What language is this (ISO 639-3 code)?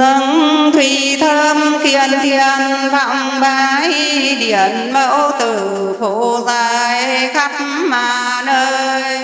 vie